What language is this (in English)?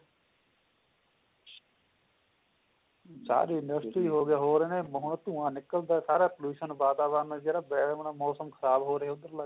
Punjabi